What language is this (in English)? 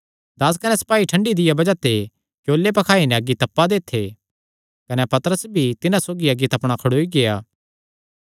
Kangri